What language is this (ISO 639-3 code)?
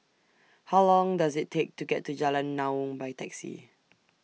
eng